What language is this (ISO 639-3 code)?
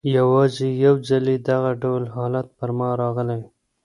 pus